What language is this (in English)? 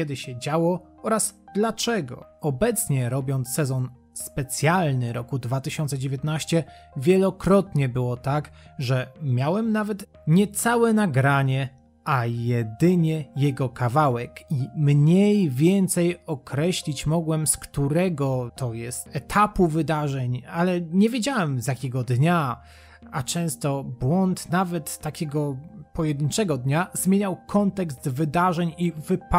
Polish